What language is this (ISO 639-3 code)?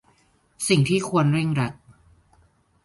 tha